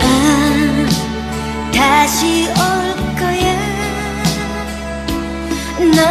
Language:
Korean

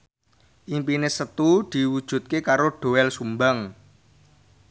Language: Javanese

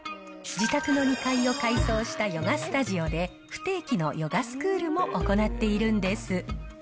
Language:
Japanese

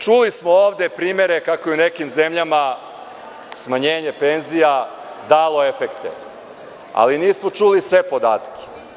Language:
Serbian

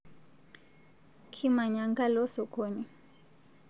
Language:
Masai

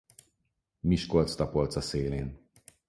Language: Hungarian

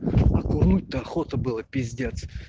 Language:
Russian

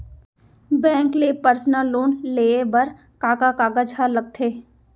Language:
Chhattisgarhi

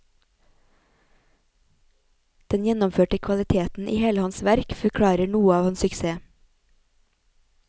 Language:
Norwegian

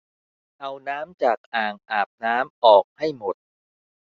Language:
Thai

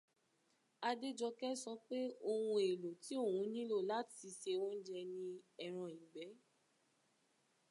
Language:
Yoruba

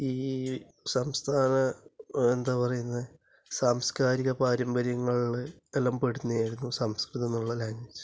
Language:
Malayalam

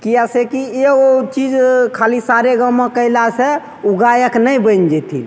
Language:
Maithili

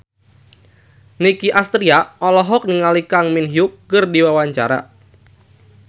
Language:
Sundanese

